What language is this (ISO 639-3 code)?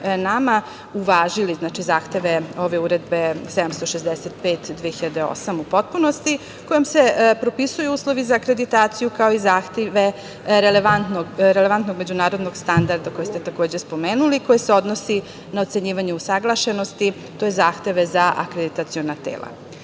srp